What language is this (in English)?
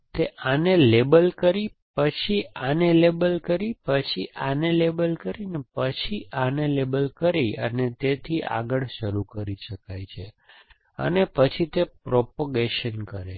Gujarati